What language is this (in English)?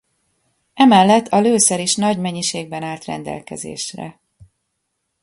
Hungarian